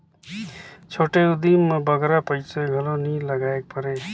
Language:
Chhattisgarhi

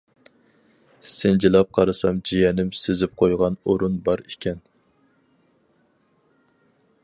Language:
Uyghur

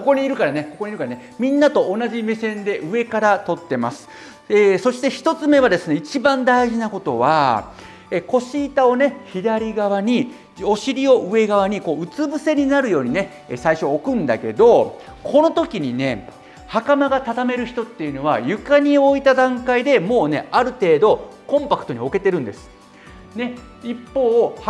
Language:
Japanese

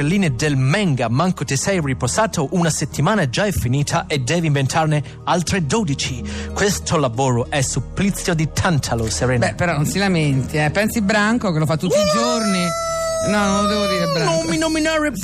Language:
Italian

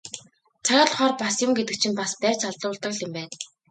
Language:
Mongolian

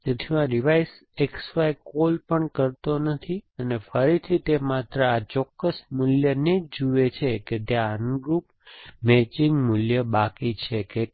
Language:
Gujarati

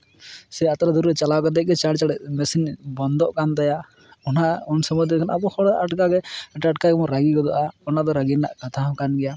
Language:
Santali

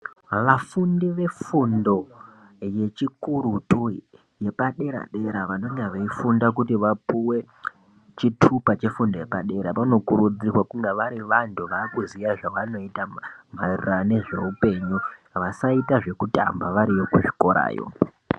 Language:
Ndau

